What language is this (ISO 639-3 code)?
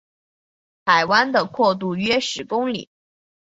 zho